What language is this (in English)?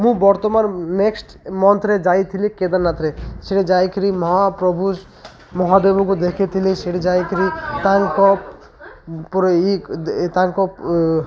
Odia